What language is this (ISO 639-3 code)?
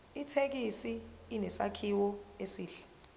zul